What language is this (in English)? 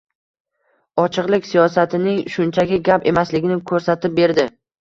Uzbek